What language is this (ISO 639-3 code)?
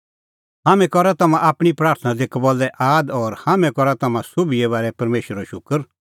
kfx